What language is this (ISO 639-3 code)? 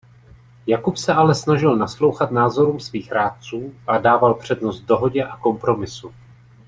ces